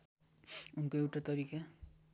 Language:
Nepali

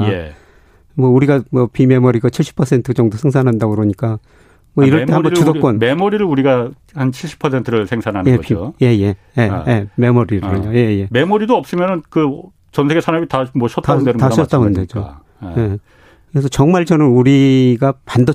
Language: Korean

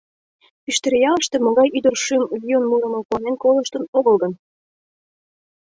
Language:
Mari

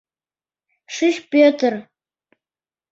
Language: Mari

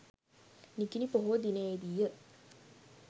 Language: Sinhala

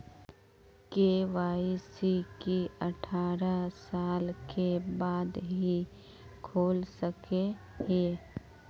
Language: Magahi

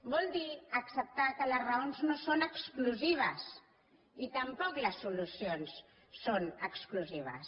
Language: Catalan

